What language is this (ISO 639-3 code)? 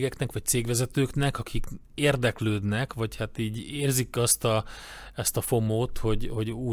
hun